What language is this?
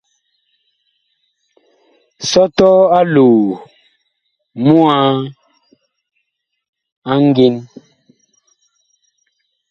Bakoko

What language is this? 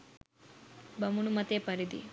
Sinhala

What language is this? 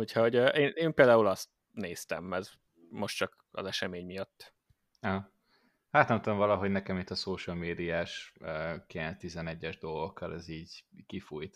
Hungarian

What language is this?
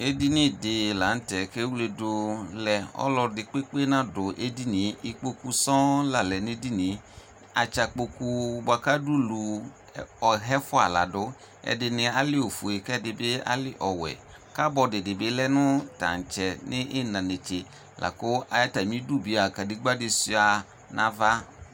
Ikposo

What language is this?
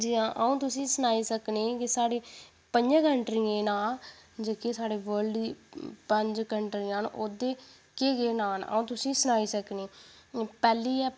Dogri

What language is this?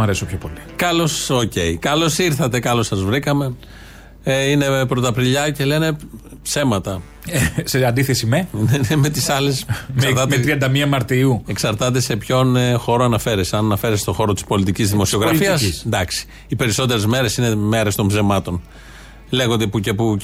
Greek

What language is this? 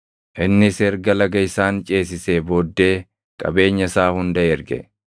Oromo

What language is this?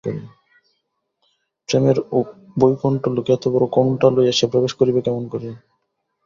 Bangla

